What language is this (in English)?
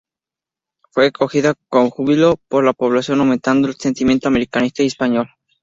Spanish